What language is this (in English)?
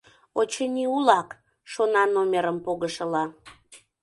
Mari